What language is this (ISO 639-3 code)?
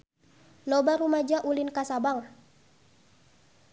sun